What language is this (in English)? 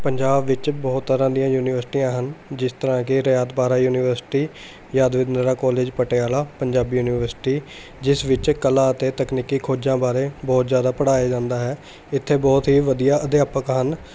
Punjabi